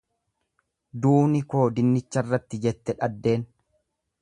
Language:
Oromo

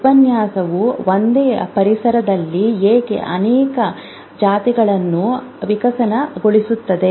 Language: Kannada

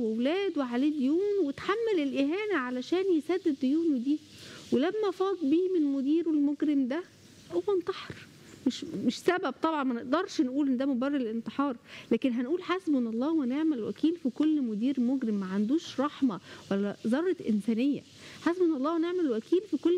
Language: Arabic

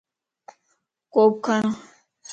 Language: Lasi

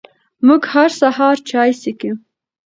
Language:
Pashto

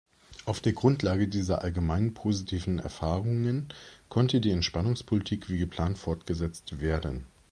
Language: German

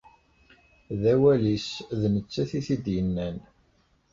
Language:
Kabyle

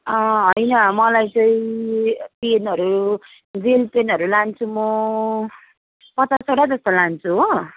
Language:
Nepali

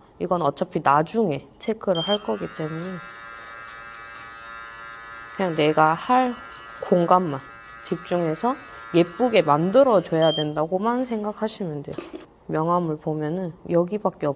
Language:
Korean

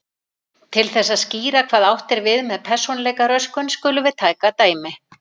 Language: Icelandic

